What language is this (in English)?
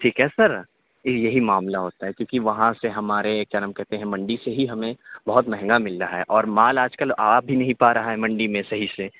Urdu